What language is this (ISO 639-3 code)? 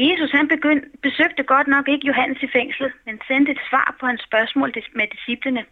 dan